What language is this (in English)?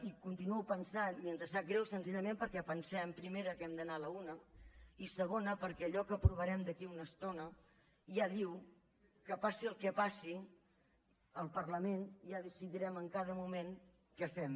Catalan